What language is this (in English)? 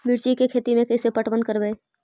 Magahi